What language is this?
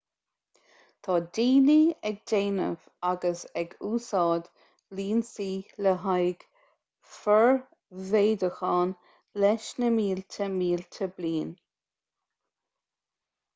Irish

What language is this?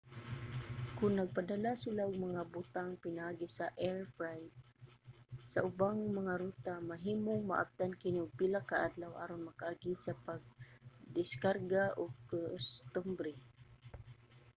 Cebuano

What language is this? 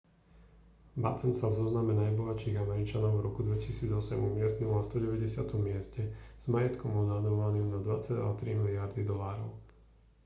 Slovak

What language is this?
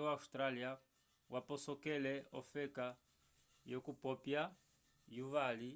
Umbundu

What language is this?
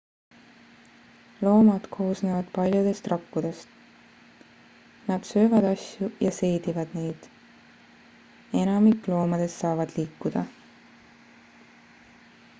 Estonian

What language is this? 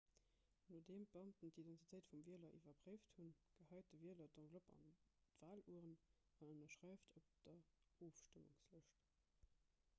Luxembourgish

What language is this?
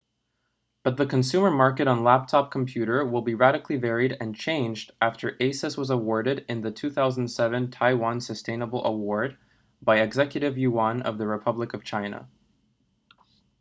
English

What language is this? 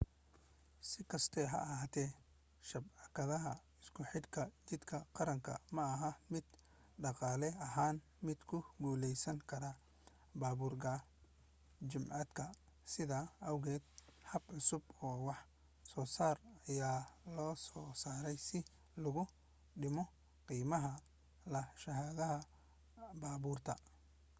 Somali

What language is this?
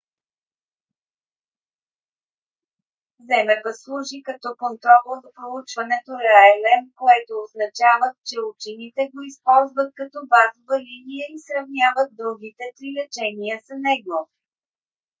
Bulgarian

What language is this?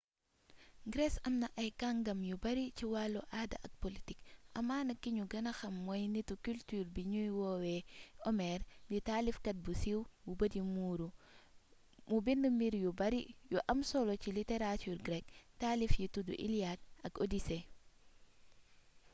Wolof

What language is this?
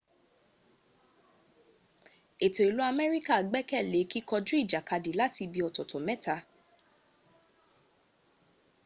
Yoruba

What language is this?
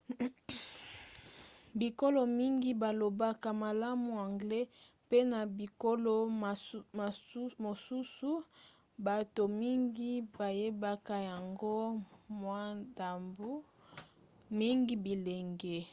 Lingala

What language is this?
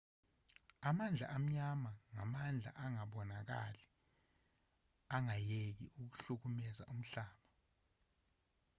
Zulu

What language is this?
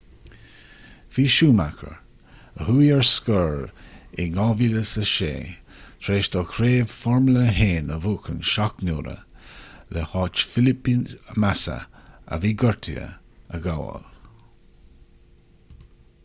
Irish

